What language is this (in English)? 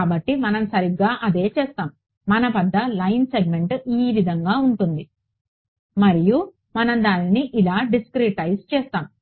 Telugu